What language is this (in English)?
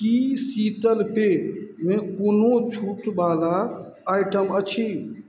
Maithili